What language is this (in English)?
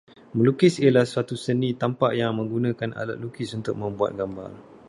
Malay